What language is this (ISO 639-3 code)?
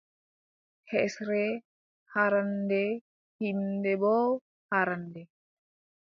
fub